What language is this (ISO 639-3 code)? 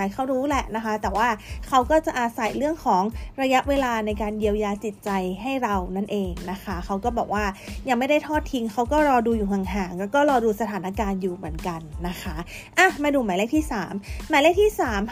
tha